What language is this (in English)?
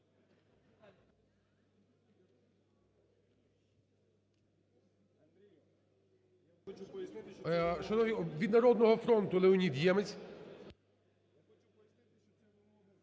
Ukrainian